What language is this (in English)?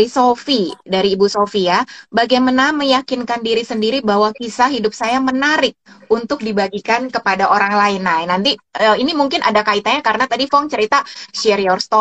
Indonesian